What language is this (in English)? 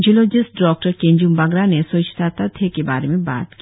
Hindi